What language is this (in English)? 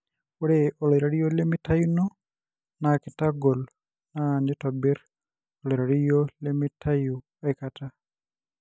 Masai